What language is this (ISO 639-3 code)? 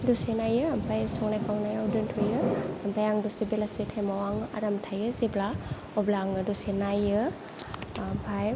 brx